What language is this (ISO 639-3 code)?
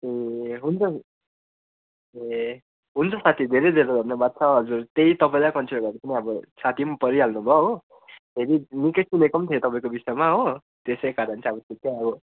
nep